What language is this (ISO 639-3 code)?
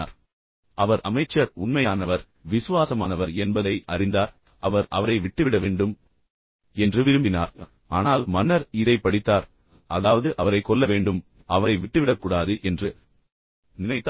tam